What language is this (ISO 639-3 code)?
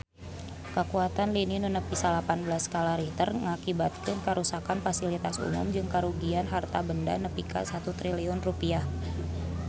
sun